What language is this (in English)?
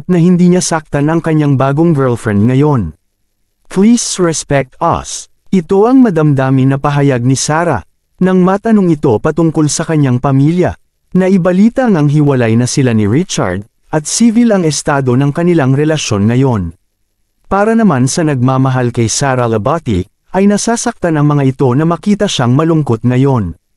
Filipino